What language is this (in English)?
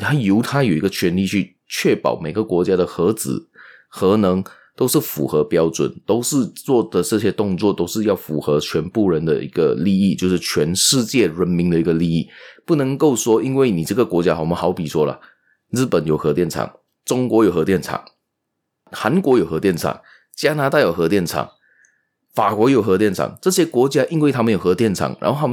Chinese